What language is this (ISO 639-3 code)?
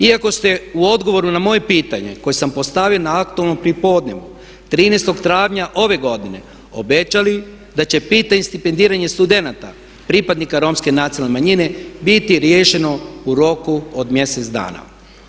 hrv